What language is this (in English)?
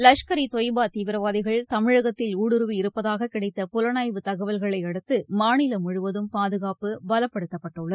Tamil